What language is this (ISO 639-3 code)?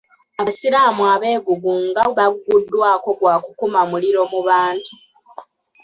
lug